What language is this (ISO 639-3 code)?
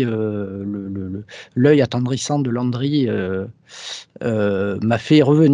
fra